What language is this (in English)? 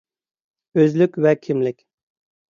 Uyghur